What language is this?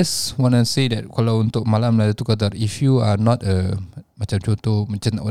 Malay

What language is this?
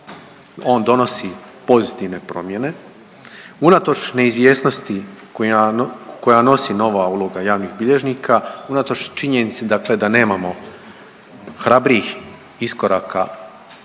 Croatian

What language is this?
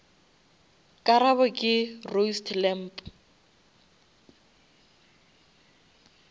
Northern Sotho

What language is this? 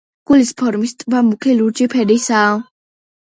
Georgian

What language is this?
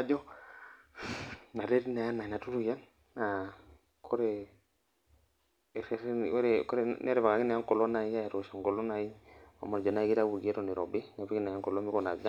Masai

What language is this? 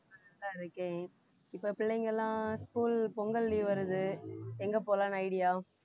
Tamil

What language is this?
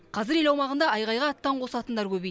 Kazakh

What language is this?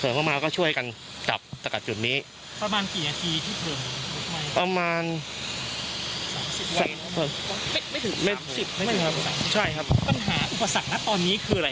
Thai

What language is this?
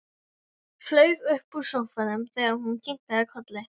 Icelandic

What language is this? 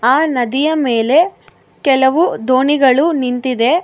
Kannada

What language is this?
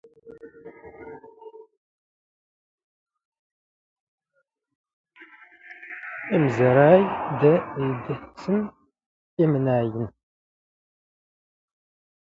Standard Moroccan Tamazight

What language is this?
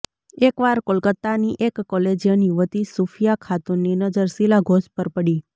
Gujarati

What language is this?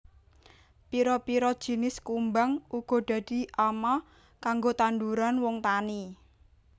Javanese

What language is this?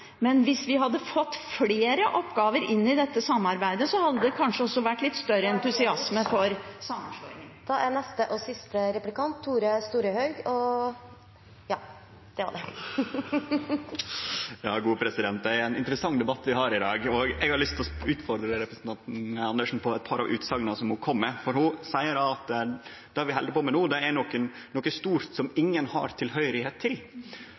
Norwegian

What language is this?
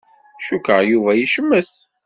Kabyle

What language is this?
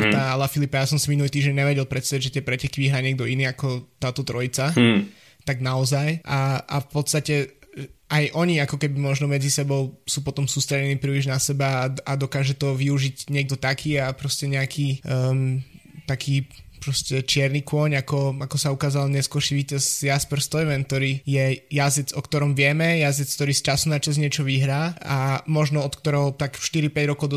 Slovak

